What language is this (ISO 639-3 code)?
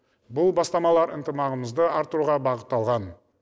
kaz